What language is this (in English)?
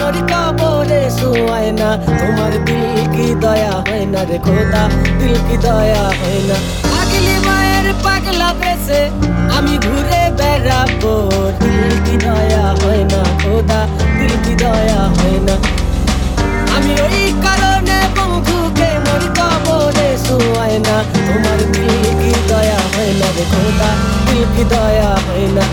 Hebrew